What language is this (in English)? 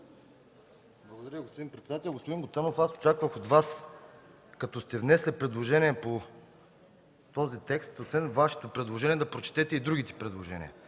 Bulgarian